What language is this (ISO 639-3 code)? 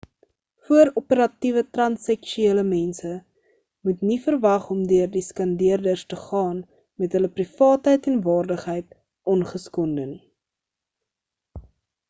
afr